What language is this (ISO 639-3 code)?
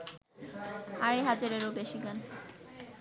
ben